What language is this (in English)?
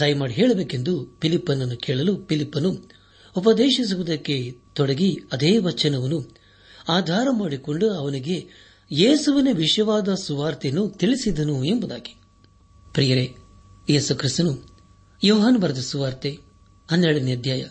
Kannada